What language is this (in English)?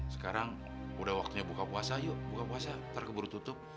Indonesian